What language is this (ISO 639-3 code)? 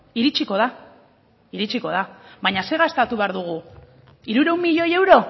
eus